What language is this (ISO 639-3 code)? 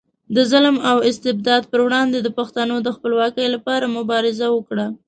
pus